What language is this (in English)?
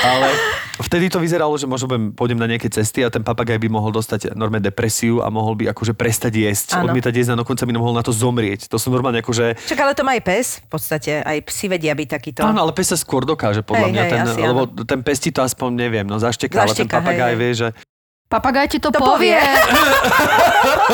Slovak